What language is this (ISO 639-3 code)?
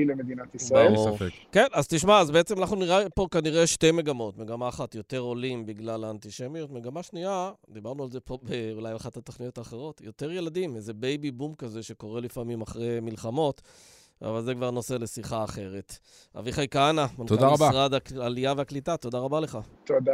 heb